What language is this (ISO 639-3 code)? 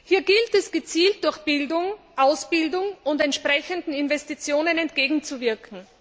deu